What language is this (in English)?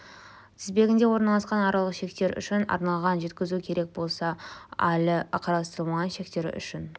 Kazakh